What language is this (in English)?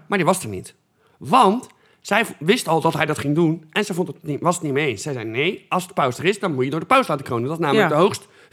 Dutch